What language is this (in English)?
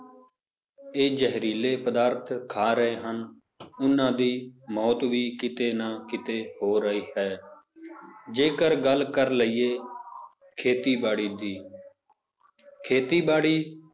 Punjabi